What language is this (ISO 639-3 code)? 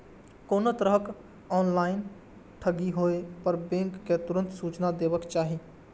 mai